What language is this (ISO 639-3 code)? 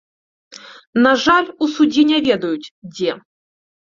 bel